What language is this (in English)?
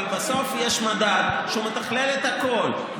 Hebrew